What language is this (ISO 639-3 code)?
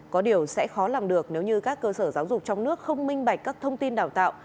vie